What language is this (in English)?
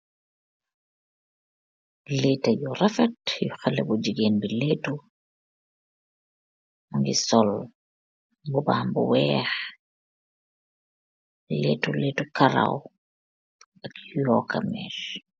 Wolof